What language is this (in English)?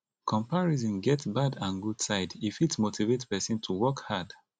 Nigerian Pidgin